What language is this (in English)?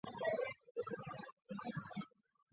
Chinese